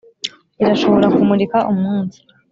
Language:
Kinyarwanda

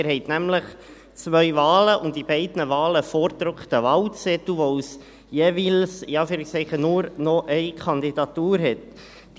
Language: Swiss German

